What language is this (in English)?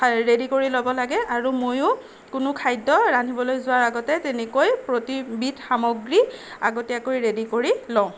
Assamese